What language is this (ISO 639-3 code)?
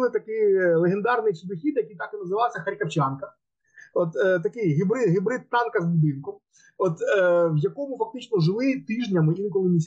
ukr